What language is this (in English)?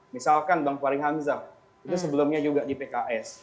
Indonesian